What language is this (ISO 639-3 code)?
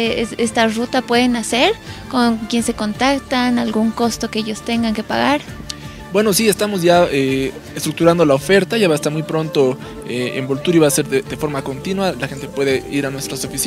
spa